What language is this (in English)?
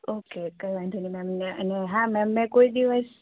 Gujarati